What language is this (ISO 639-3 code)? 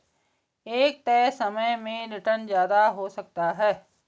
hin